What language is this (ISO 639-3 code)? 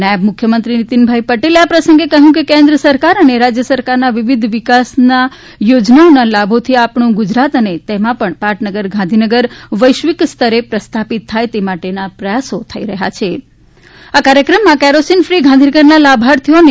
guj